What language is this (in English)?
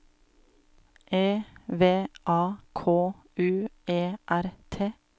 Norwegian